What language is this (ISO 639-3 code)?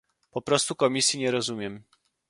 pol